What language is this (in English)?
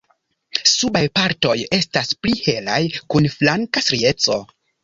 Esperanto